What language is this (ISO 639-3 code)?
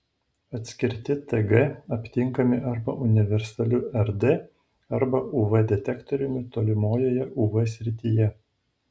lit